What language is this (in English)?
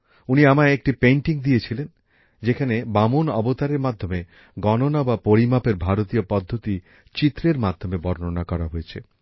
Bangla